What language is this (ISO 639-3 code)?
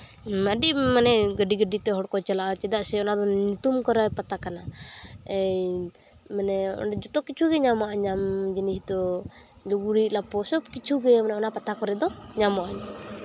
sat